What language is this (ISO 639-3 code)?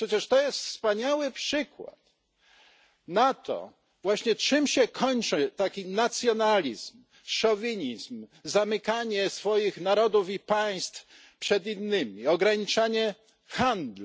pol